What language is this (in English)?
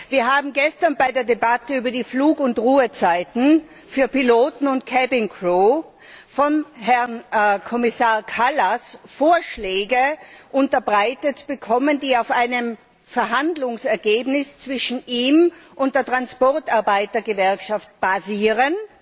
German